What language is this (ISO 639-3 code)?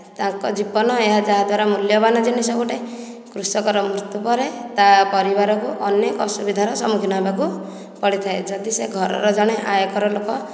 ori